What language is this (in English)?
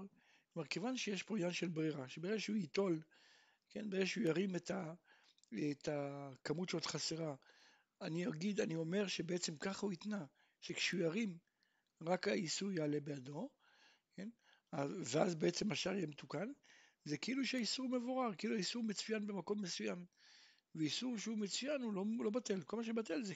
Hebrew